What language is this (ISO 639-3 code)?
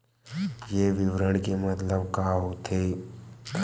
hne